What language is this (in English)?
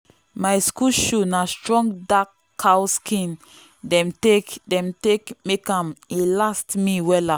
Nigerian Pidgin